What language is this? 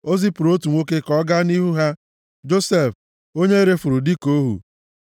Igbo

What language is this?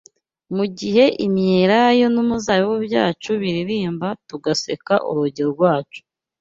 Kinyarwanda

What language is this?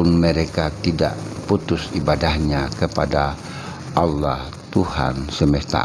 Indonesian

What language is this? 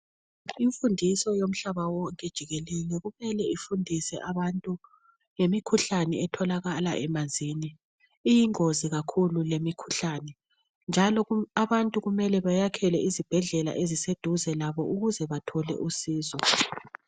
North Ndebele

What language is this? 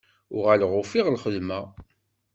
Kabyle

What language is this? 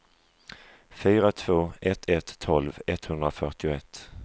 Swedish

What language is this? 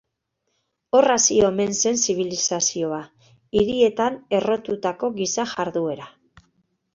Basque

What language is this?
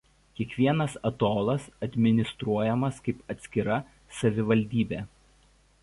Lithuanian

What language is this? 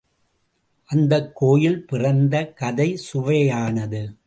Tamil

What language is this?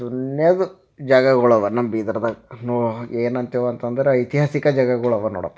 Kannada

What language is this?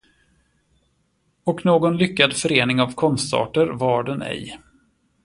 Swedish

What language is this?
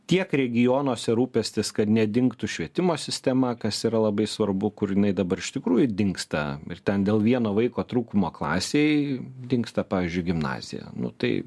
Lithuanian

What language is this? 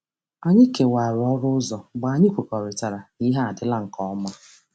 Igbo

